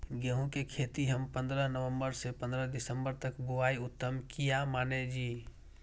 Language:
Maithili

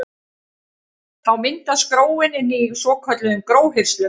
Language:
Icelandic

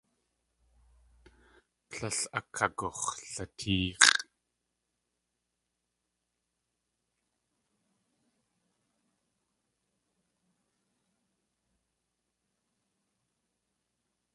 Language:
Tlingit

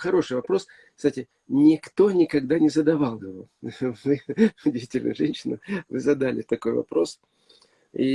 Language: Russian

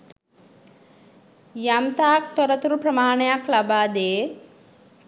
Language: Sinhala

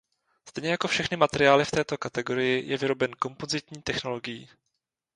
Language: Czech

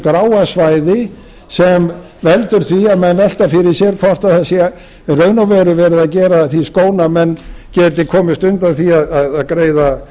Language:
Icelandic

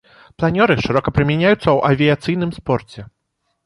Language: Belarusian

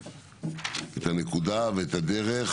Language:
Hebrew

